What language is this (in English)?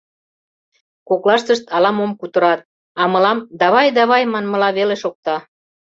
Mari